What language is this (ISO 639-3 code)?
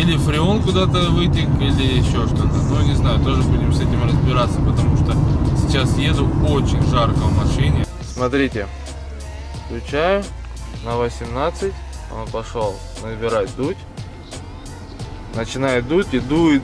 rus